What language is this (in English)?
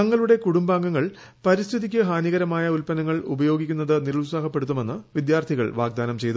Malayalam